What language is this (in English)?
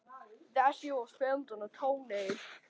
Icelandic